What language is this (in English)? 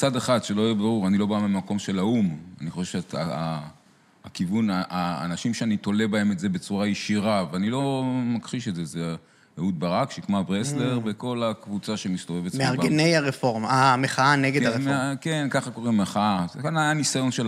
Hebrew